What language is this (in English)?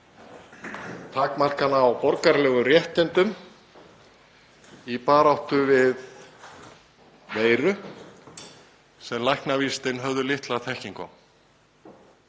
Icelandic